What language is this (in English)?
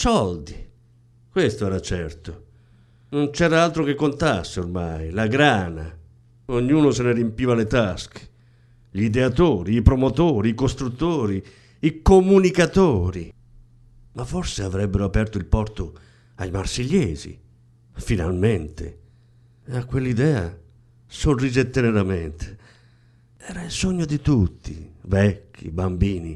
Italian